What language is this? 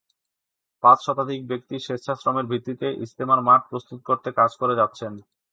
Bangla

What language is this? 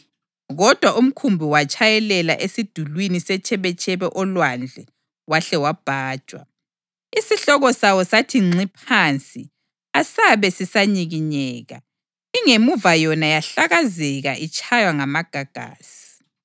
North Ndebele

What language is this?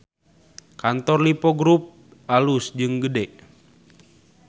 Sundanese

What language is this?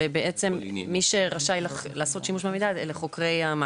Hebrew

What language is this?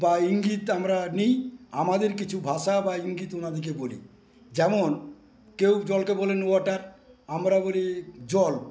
Bangla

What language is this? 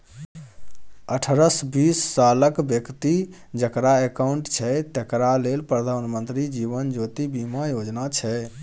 Maithili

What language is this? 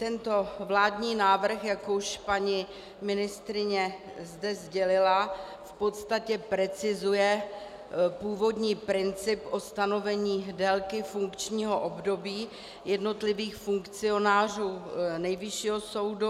Czech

